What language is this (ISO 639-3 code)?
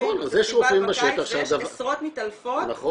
heb